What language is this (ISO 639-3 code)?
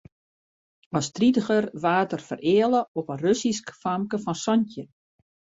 fry